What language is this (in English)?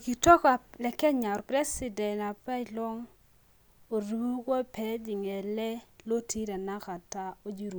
Masai